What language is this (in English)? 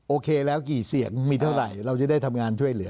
Thai